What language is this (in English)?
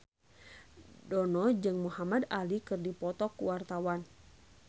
Sundanese